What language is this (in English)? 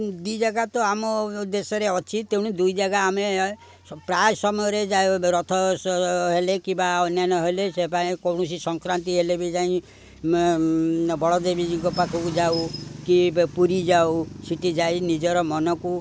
Odia